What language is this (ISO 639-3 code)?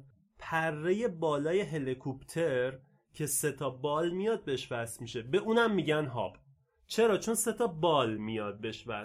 fas